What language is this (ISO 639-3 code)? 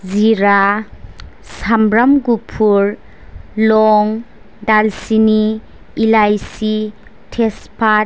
brx